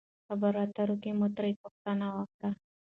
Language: Pashto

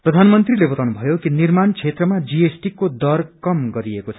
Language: Nepali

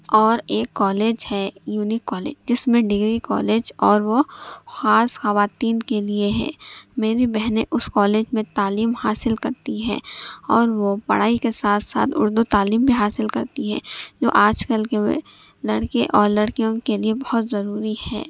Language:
Urdu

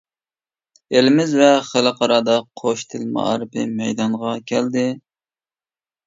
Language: Uyghur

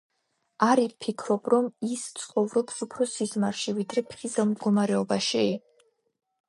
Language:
Georgian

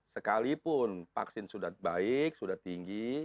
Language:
Indonesian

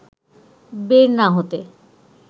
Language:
Bangla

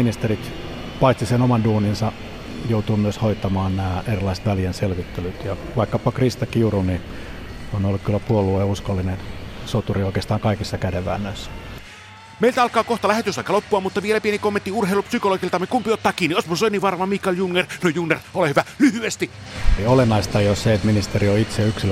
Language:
Finnish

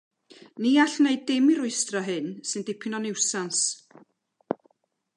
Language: Welsh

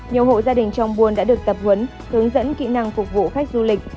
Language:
Vietnamese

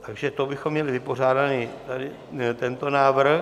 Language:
Czech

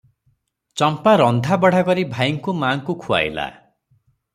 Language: Odia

